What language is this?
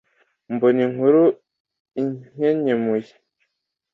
Kinyarwanda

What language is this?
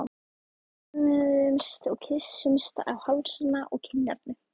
Icelandic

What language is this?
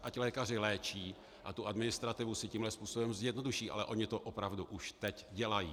Czech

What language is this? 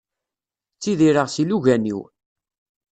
Kabyle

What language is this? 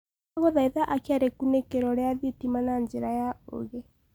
Kikuyu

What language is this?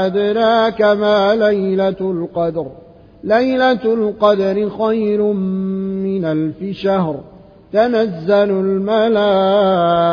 Arabic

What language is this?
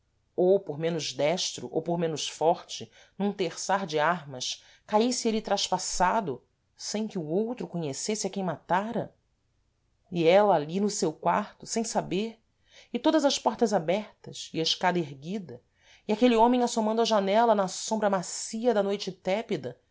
Portuguese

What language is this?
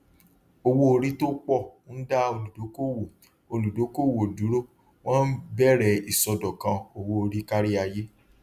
Yoruba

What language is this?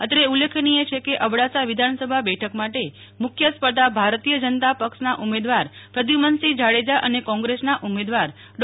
Gujarati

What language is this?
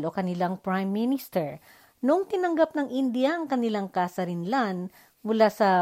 Filipino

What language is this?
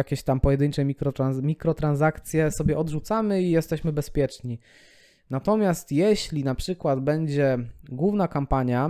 Polish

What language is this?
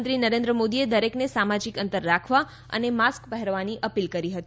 Gujarati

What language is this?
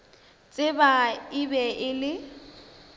Northern Sotho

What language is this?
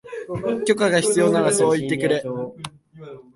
Japanese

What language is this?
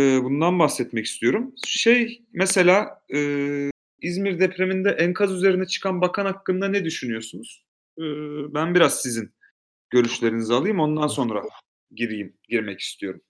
Turkish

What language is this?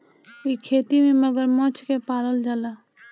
Bhojpuri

